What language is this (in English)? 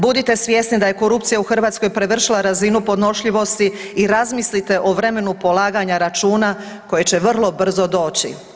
Croatian